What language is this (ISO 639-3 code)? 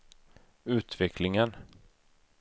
swe